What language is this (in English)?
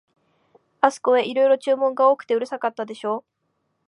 Japanese